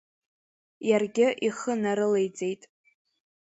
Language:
Abkhazian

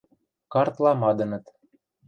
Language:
Western Mari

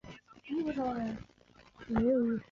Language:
Chinese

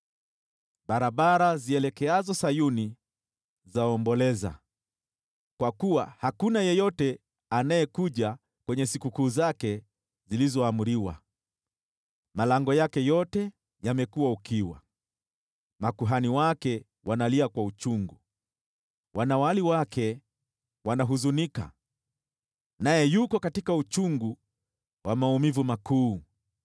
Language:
Swahili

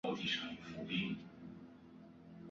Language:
Chinese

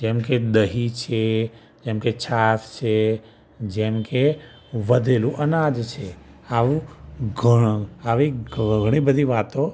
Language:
Gujarati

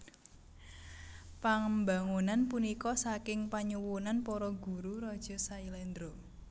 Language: Javanese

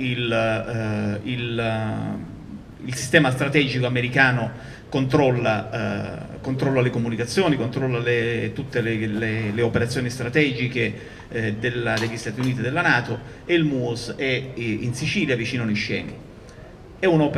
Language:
Italian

